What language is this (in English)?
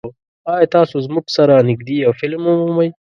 Pashto